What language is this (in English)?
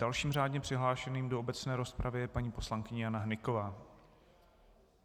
Czech